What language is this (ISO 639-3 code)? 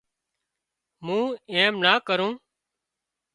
kxp